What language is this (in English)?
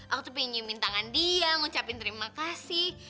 Indonesian